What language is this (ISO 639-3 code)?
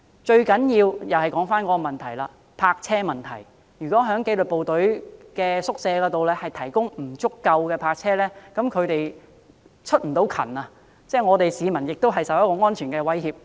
yue